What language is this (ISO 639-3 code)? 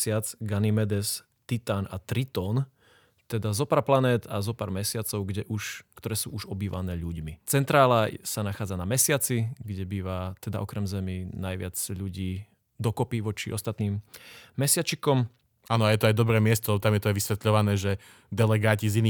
slk